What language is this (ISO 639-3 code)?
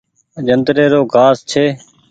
gig